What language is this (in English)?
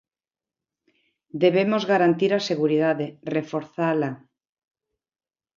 Galician